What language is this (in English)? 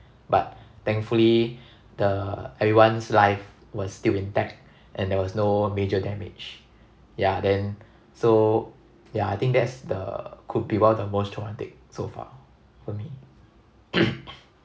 English